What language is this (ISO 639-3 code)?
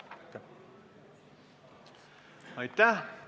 est